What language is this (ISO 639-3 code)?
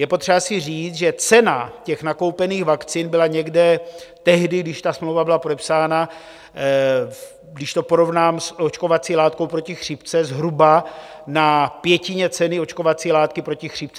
ces